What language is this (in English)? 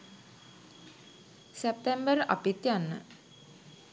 Sinhala